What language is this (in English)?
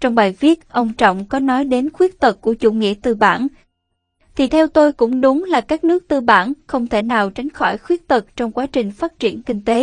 Vietnamese